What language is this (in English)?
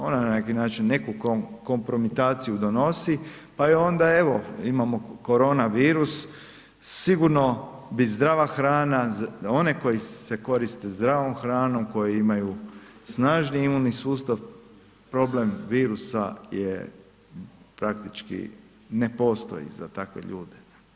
Croatian